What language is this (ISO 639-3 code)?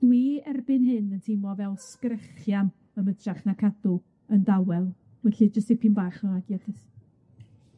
cym